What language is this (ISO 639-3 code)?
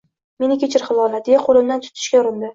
uzb